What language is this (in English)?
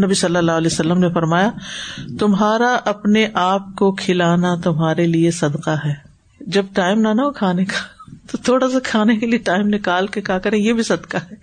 Urdu